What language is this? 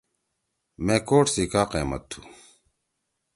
Torwali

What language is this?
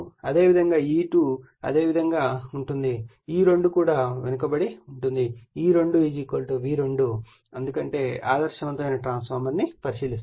Telugu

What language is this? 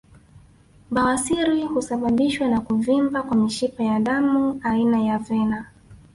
Swahili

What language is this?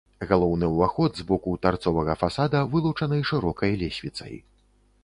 Belarusian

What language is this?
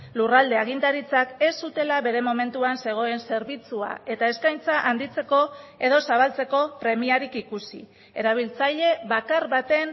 Basque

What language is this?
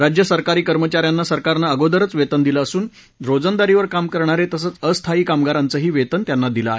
Marathi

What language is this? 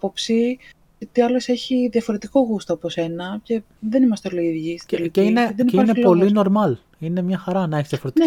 Greek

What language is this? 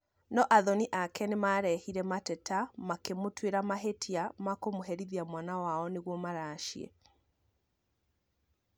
Kikuyu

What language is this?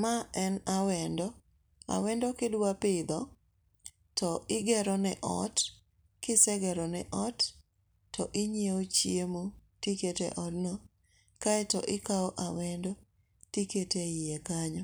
Luo (Kenya and Tanzania)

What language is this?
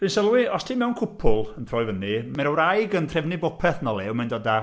Welsh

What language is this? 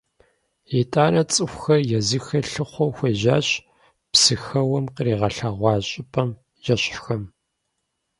Kabardian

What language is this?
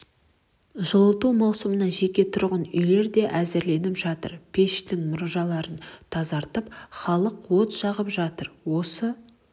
Kazakh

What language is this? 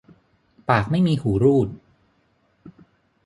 Thai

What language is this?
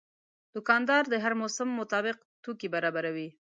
Pashto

